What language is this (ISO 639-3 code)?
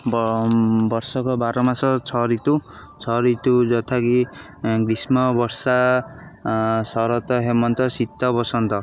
ori